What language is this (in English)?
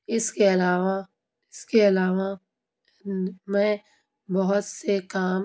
Urdu